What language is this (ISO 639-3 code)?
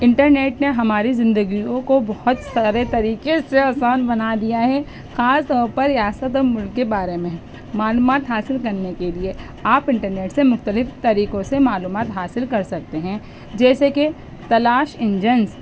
urd